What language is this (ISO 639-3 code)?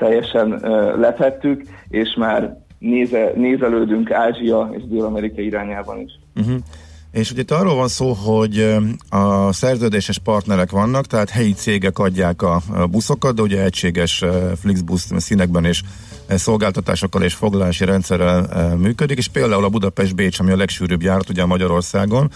hun